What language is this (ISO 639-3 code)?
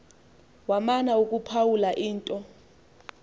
xho